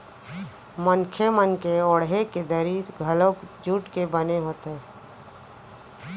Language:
Chhattisgarhi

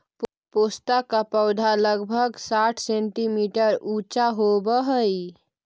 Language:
Magahi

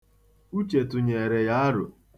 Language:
Igbo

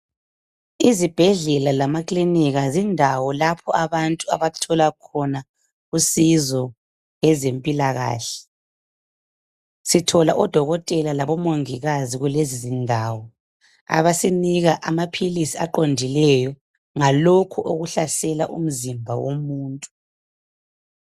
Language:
North Ndebele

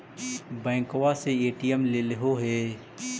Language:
Magahi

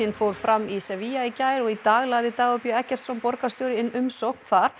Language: Icelandic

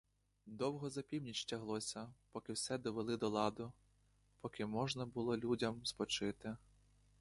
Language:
Ukrainian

